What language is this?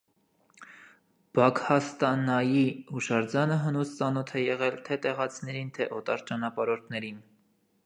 Armenian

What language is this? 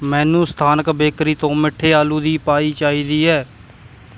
Punjabi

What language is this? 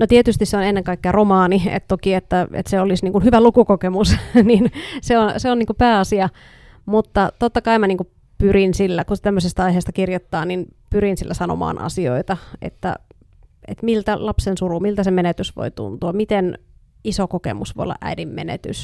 Finnish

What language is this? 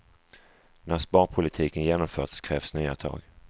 Swedish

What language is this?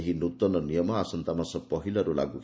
Odia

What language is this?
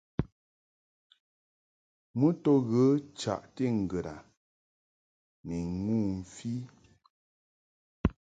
Mungaka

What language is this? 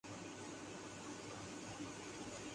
Urdu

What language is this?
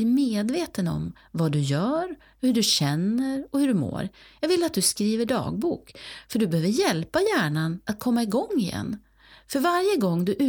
Swedish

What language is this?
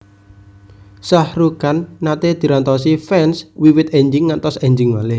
Javanese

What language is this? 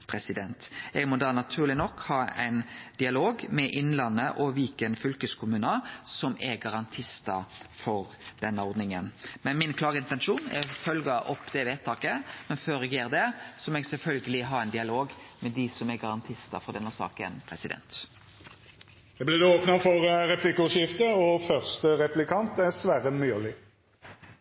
Norwegian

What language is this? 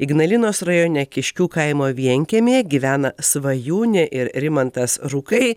Lithuanian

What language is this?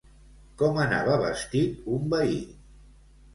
Catalan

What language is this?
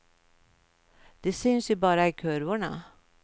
Swedish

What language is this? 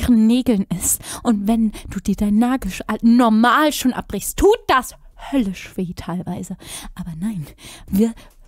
German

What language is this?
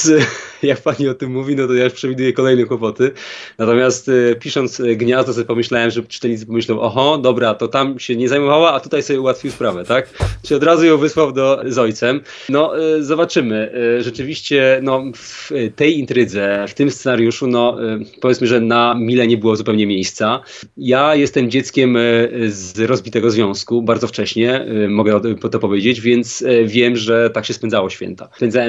Polish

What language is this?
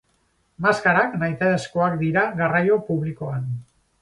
Basque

